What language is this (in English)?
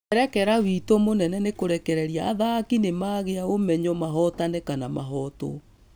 Kikuyu